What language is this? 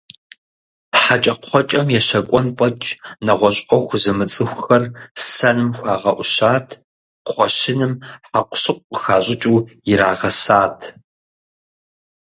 Kabardian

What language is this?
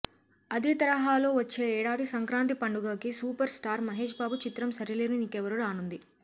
Telugu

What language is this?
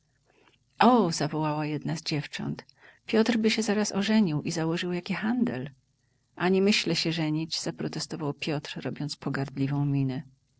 Polish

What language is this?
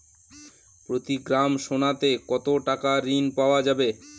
Bangla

